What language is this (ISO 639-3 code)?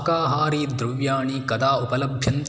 san